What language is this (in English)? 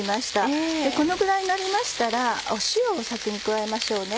Japanese